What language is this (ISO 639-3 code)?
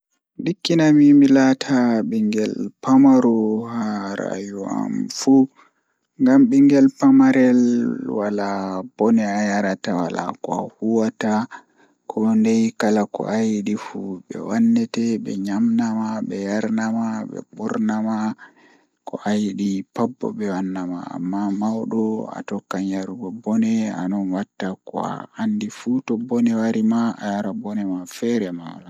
ful